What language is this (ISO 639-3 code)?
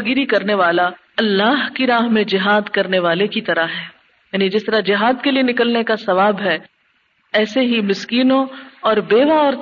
urd